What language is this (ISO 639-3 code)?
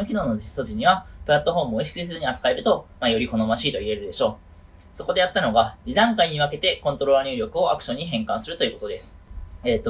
jpn